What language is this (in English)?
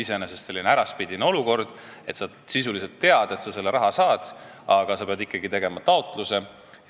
Estonian